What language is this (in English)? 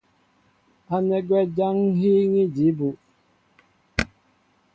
Mbo (Cameroon)